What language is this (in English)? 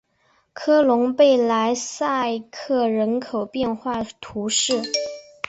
Chinese